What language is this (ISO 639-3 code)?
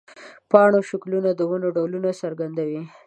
pus